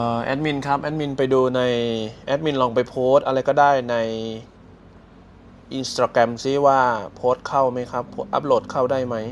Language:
Thai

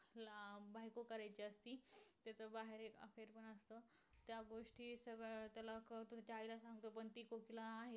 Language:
Marathi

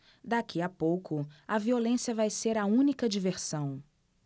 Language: Portuguese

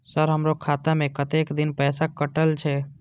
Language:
Maithili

